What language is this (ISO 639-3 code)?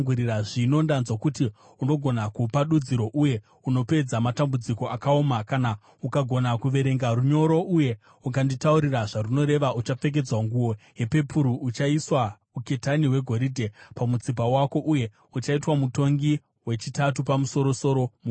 sna